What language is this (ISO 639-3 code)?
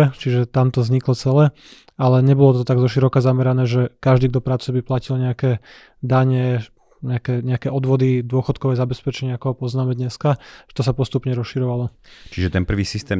slk